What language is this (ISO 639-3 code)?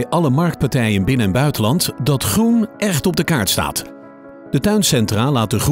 nld